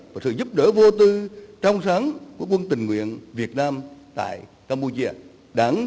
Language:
Vietnamese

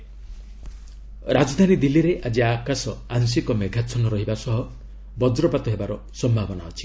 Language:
Odia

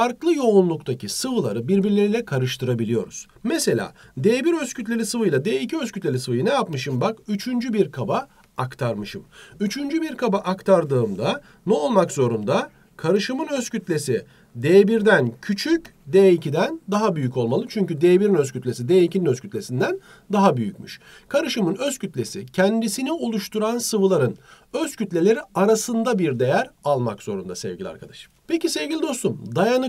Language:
Turkish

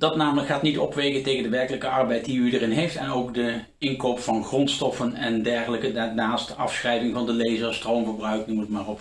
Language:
Dutch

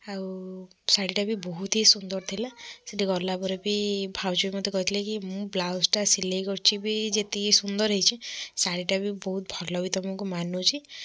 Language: Odia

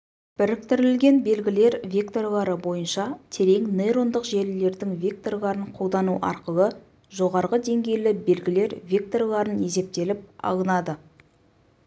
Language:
Kazakh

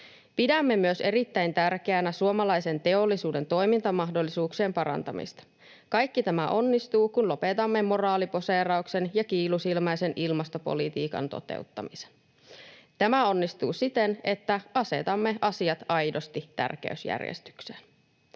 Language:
Finnish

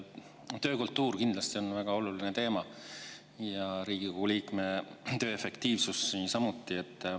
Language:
Estonian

